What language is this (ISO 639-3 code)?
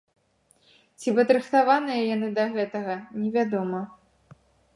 bel